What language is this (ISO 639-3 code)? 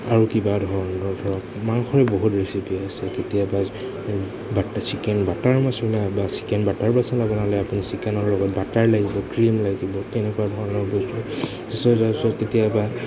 asm